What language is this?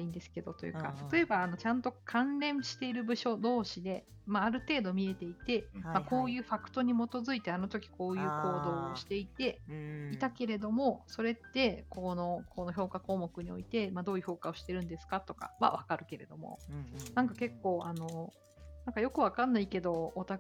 Japanese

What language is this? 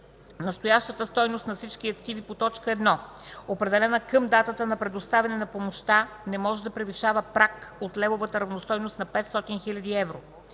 Bulgarian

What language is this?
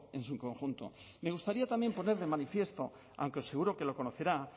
Spanish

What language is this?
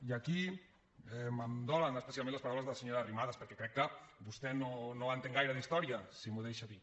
Catalan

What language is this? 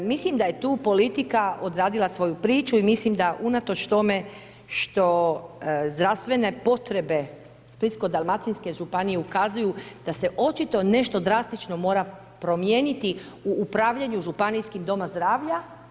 Croatian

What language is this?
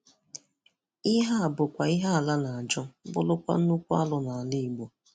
Igbo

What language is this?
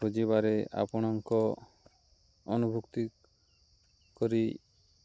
Odia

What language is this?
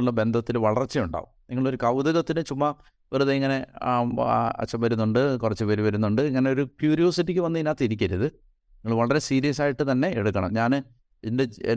Malayalam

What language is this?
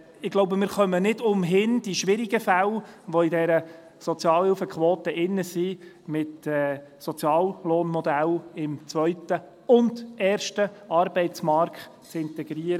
Swiss German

